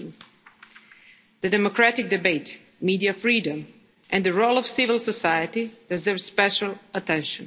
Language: English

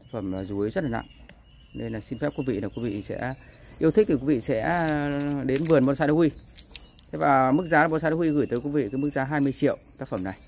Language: Vietnamese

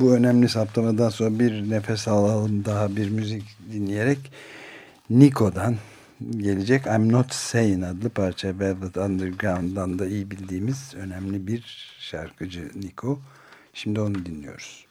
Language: Turkish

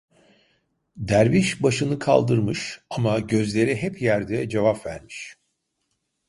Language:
Turkish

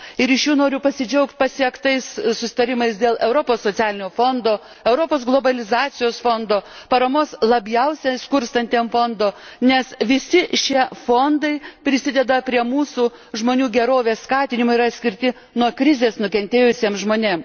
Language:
Lithuanian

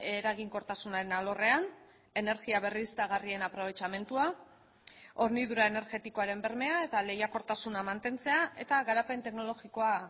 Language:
Basque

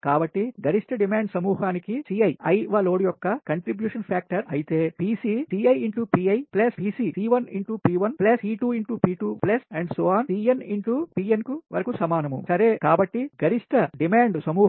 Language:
Telugu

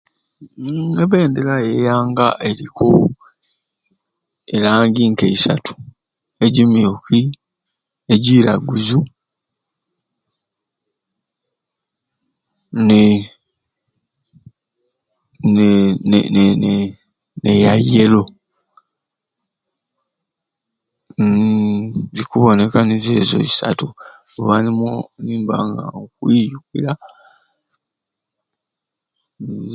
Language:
Ruuli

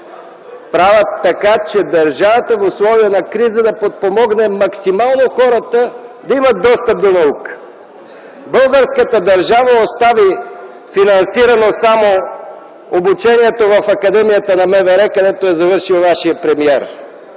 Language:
Bulgarian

